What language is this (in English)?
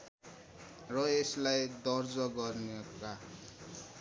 Nepali